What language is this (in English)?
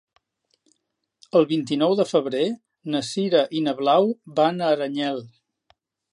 Catalan